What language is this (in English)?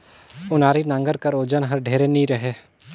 Chhattisgarhi